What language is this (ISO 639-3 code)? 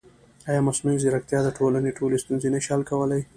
pus